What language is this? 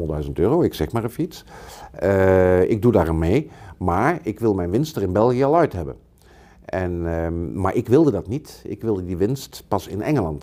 Dutch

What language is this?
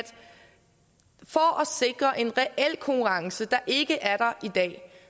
Danish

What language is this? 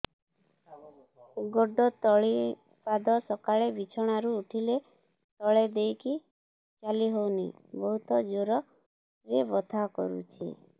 Odia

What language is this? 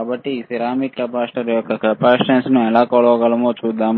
Telugu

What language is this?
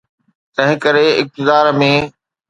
Sindhi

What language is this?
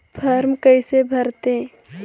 Chhattisgarhi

